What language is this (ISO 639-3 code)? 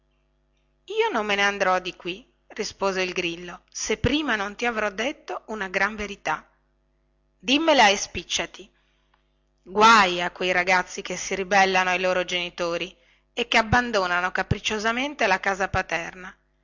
ita